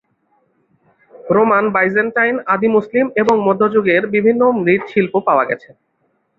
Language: Bangla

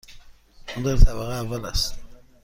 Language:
Persian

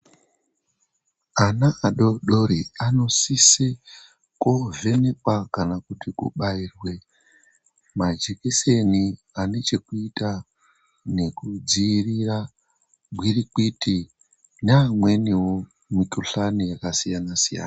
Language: Ndau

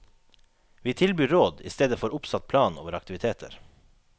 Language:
Norwegian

